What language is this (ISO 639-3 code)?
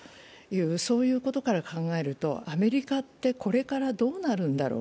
jpn